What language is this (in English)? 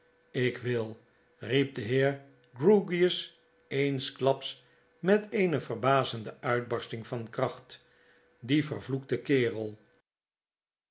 Dutch